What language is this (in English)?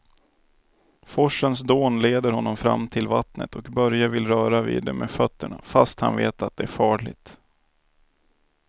Swedish